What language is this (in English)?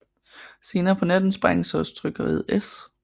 Danish